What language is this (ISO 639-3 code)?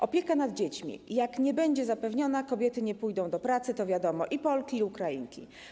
pol